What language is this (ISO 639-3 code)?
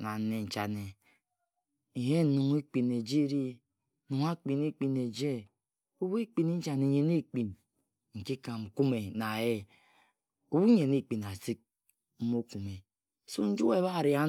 etu